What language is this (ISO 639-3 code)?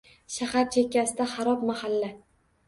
uzb